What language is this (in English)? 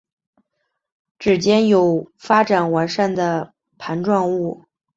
Chinese